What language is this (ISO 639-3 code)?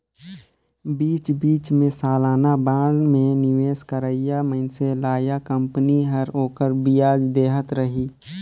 hne